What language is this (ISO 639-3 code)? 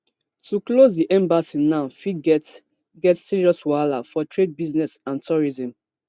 pcm